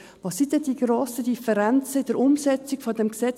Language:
Swiss German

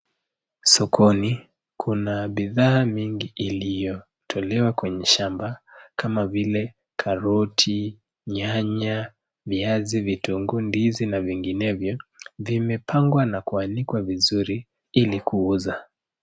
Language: Swahili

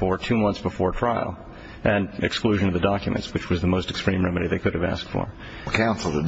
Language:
English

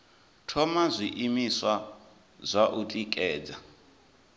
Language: Venda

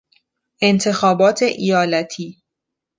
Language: Persian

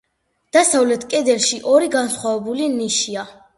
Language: Georgian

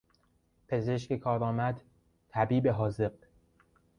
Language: Persian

